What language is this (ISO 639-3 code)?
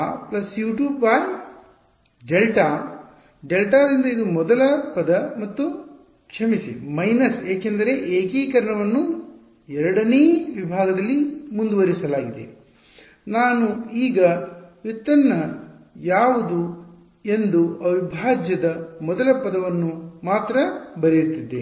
kan